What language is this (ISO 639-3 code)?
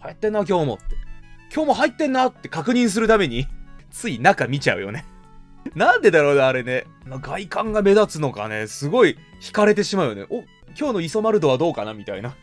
jpn